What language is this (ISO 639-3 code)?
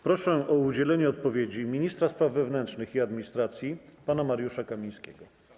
pol